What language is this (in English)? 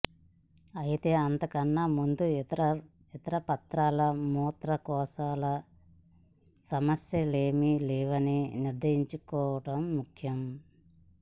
Telugu